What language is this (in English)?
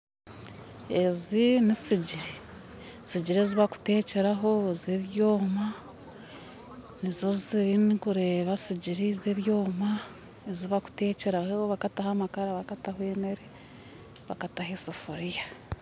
Nyankole